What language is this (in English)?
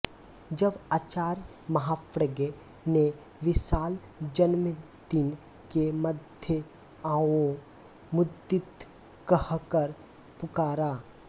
Hindi